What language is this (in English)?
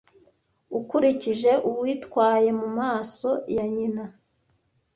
Kinyarwanda